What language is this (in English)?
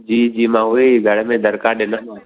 Sindhi